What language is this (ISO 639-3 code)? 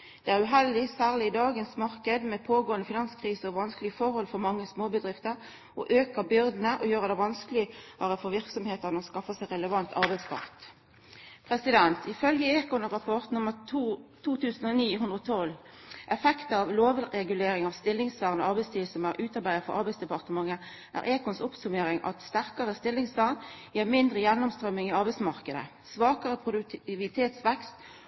nno